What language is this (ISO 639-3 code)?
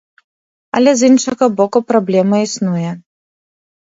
bel